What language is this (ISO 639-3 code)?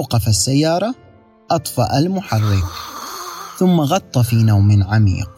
ara